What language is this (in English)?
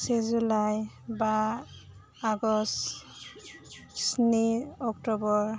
Bodo